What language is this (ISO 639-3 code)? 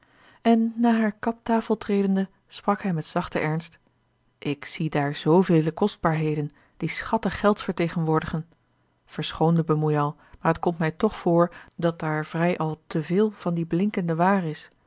nld